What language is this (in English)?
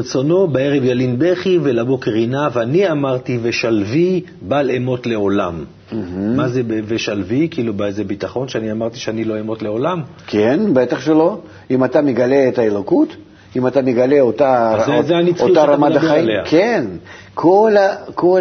Hebrew